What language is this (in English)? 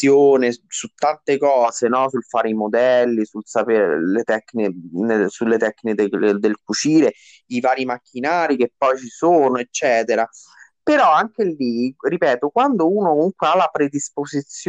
Italian